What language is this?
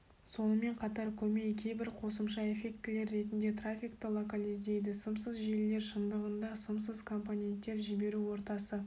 Kazakh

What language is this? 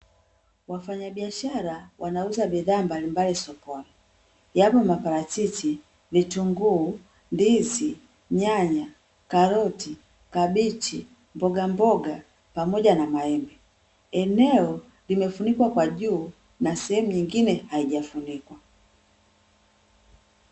Swahili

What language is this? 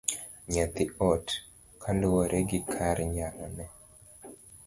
Luo (Kenya and Tanzania)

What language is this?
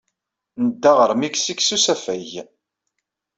Kabyle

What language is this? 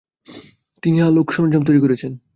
Bangla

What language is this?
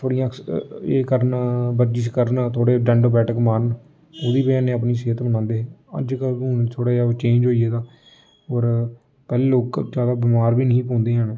Dogri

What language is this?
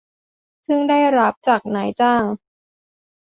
Thai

